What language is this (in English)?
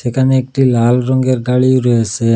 Bangla